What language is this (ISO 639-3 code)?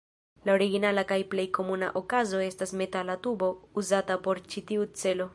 epo